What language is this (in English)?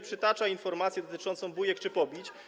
Polish